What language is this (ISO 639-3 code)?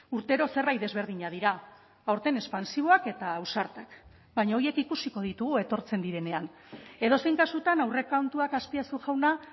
eus